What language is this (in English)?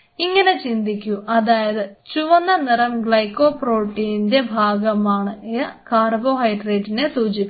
Malayalam